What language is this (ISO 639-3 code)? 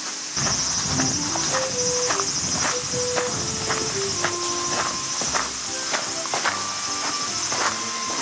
jpn